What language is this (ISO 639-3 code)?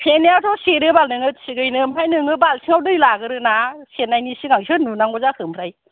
brx